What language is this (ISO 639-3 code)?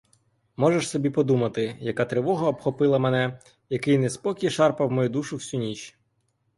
ukr